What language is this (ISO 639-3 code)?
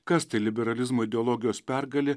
lit